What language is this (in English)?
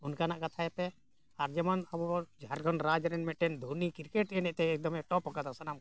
Santali